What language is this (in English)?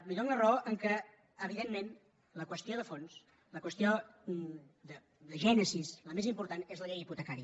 Catalan